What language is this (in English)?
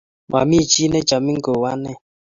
Kalenjin